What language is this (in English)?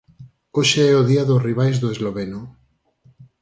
Galician